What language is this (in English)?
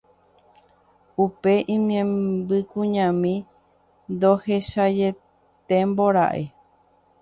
Guarani